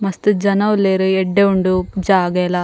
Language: Tulu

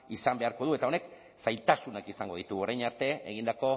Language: Basque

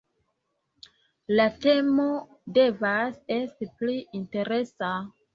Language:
Esperanto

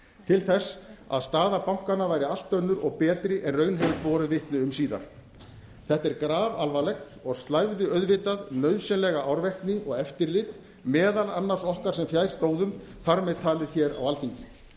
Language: Icelandic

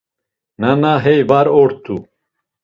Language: Laz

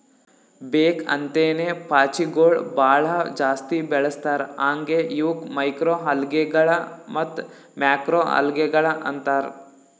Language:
Kannada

